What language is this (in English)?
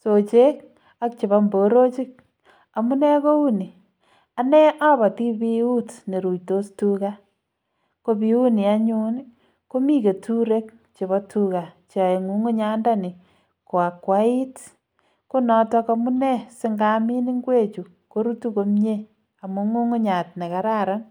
Kalenjin